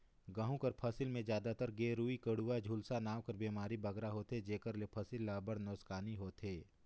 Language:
Chhattisgarhi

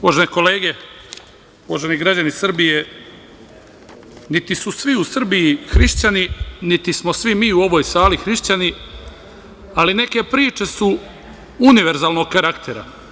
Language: Serbian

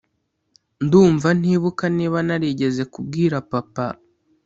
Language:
Kinyarwanda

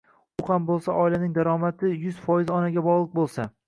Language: Uzbek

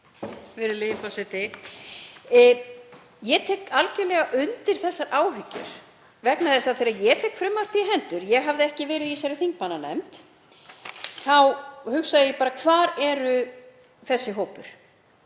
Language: Icelandic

